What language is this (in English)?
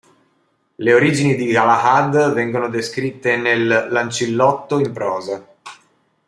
Italian